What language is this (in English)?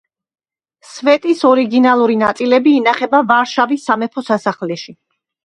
Georgian